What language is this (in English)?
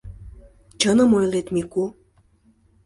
Mari